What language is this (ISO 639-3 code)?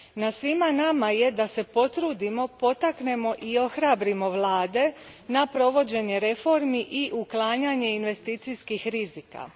hrv